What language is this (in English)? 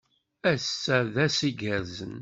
Kabyle